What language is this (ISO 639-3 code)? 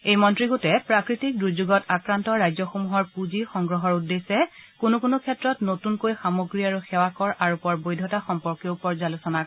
asm